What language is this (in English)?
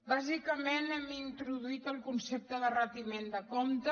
Catalan